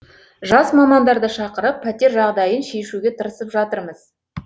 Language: Kazakh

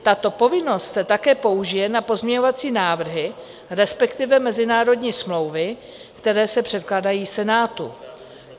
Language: Czech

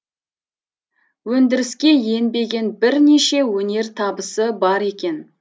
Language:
Kazakh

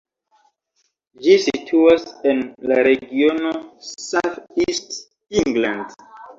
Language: Esperanto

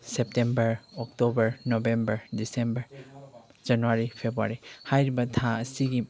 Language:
Manipuri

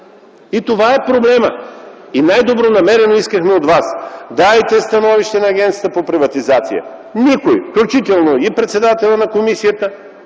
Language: Bulgarian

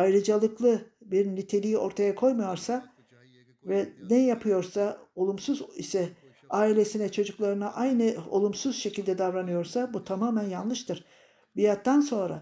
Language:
Turkish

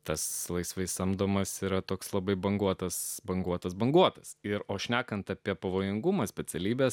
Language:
Lithuanian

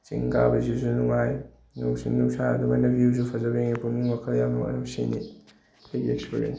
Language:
Manipuri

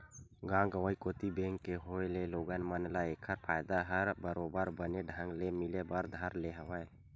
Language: Chhattisgarhi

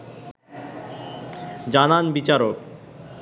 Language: Bangla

